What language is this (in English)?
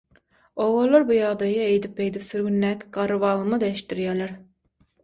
Turkmen